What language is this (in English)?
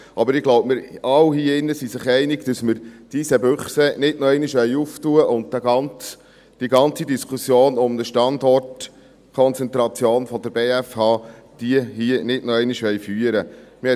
Swiss German